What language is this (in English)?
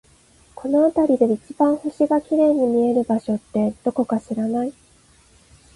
Japanese